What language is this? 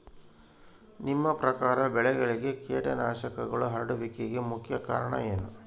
Kannada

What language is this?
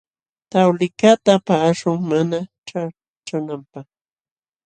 Jauja Wanca Quechua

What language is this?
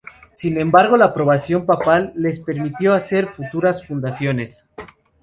Spanish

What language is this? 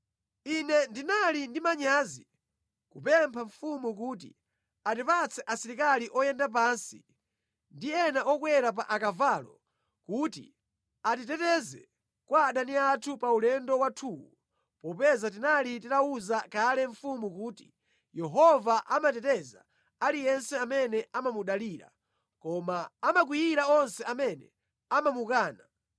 Nyanja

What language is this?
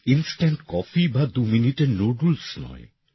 Bangla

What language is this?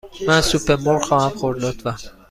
Persian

